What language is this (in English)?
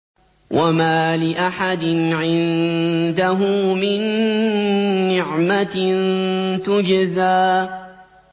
Arabic